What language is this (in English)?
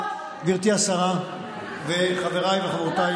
Hebrew